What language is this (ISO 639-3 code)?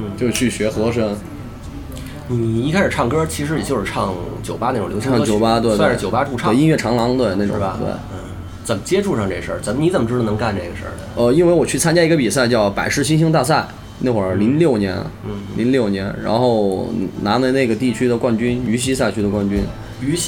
zho